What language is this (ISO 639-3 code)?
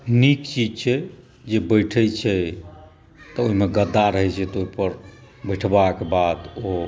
mai